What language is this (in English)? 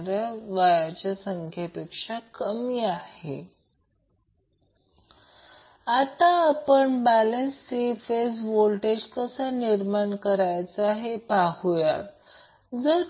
Marathi